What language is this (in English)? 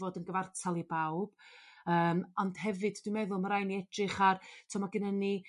Welsh